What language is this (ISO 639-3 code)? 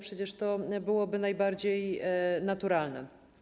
pol